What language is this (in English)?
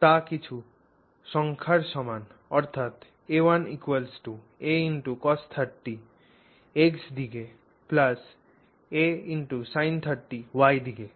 Bangla